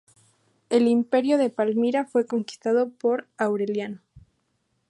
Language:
Spanish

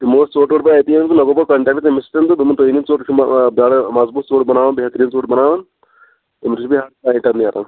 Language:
Kashmiri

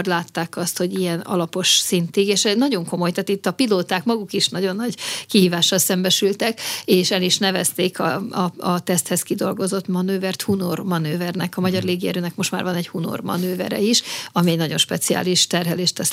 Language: Hungarian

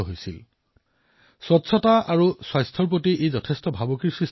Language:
Assamese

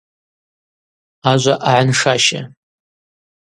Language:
Abaza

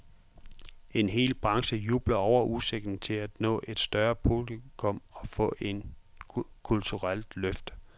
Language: Danish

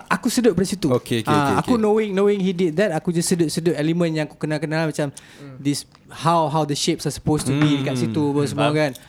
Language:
Malay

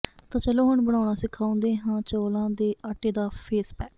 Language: Punjabi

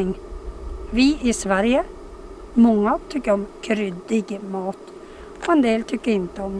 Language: Swedish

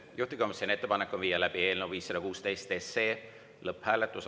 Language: Estonian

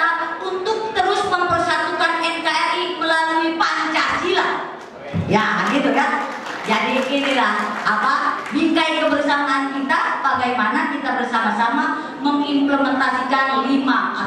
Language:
Indonesian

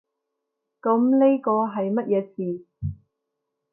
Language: Cantonese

